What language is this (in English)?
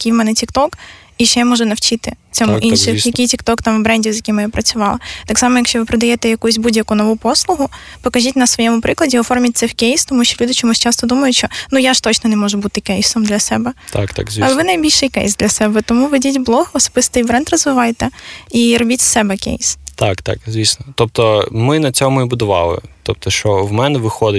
Ukrainian